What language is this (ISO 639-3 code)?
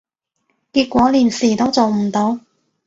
yue